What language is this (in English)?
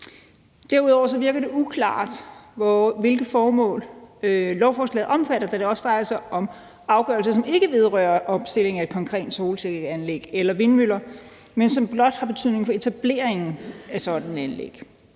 Danish